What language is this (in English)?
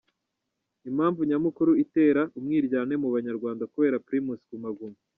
Kinyarwanda